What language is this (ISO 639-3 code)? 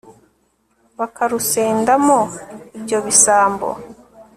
kin